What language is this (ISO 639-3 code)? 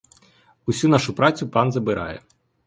ukr